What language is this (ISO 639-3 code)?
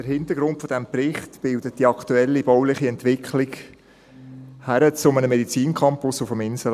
gsw